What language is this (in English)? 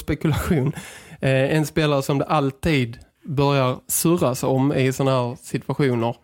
Swedish